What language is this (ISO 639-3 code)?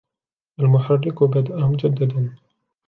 ara